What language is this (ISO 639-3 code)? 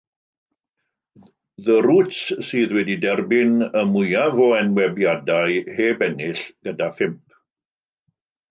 cym